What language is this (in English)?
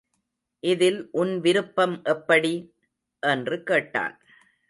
Tamil